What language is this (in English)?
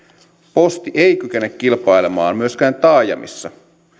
Finnish